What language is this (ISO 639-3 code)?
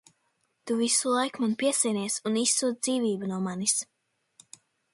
lav